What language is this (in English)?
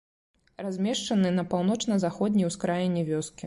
Belarusian